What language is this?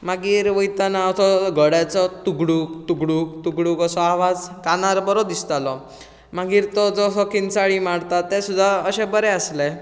Konkani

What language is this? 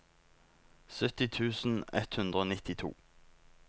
Norwegian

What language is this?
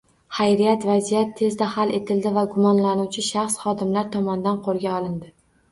Uzbek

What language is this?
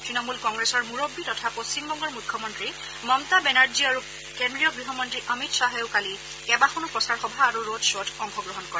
Assamese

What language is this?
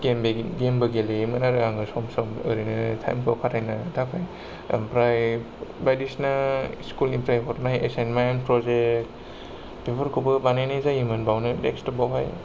Bodo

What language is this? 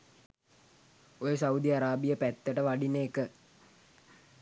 Sinhala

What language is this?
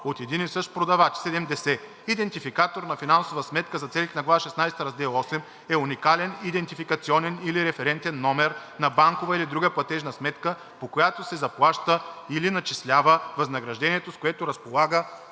Bulgarian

